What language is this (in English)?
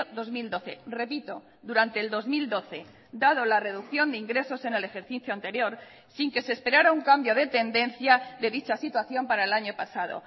Spanish